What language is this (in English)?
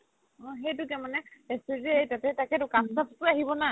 Assamese